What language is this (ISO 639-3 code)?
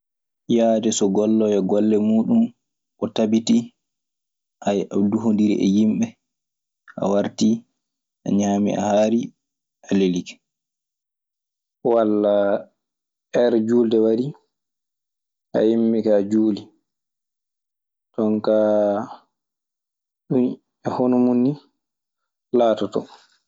ffm